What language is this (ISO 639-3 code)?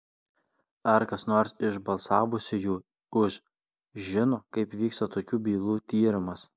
lit